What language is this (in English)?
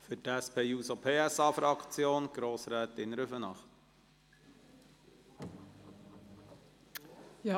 Swiss German